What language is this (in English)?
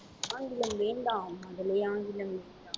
Tamil